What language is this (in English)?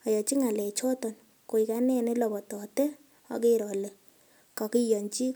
Kalenjin